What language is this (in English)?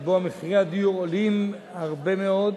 Hebrew